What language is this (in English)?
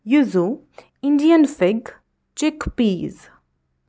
Kashmiri